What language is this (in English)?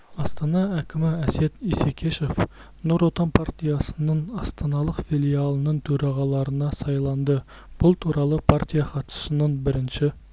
Kazakh